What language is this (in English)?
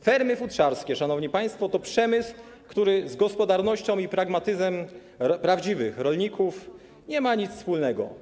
Polish